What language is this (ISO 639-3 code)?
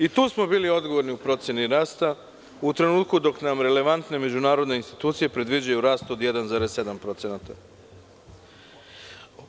srp